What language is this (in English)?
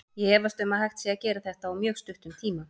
Icelandic